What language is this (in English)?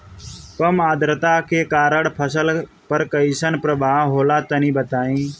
Bhojpuri